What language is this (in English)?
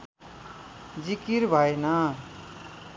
Nepali